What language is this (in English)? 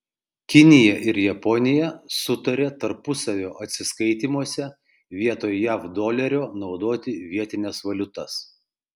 Lithuanian